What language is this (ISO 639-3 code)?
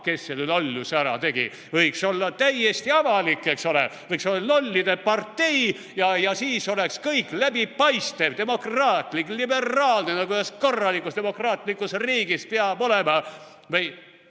est